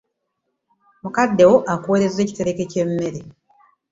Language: Ganda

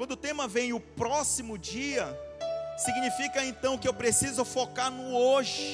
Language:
Portuguese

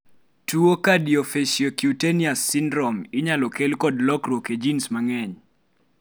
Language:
Luo (Kenya and Tanzania)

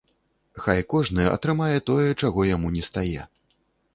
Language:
Belarusian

